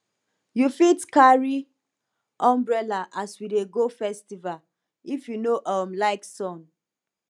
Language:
Nigerian Pidgin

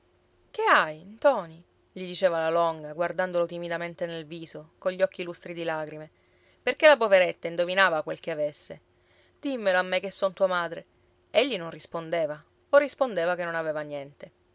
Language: Italian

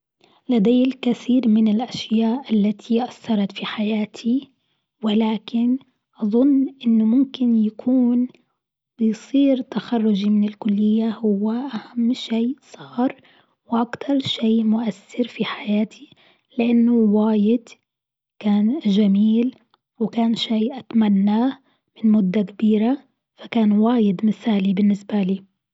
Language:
Gulf Arabic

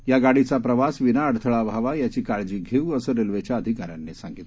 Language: Marathi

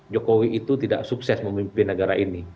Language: Indonesian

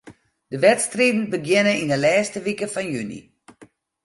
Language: Western Frisian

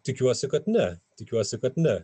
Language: Lithuanian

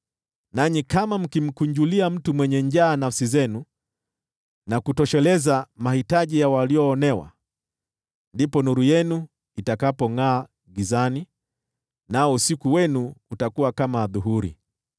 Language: Swahili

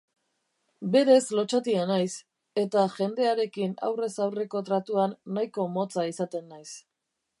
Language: Basque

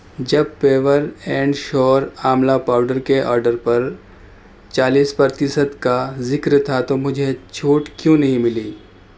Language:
Urdu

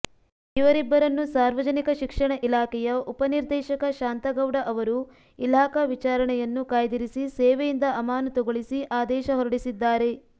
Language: Kannada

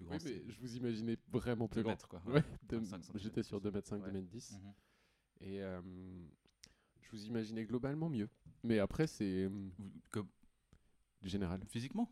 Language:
French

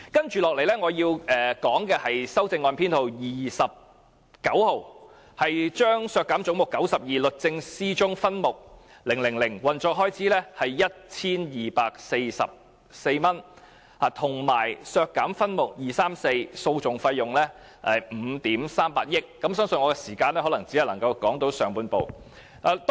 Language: Cantonese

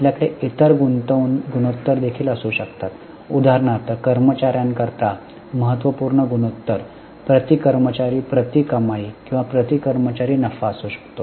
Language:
Marathi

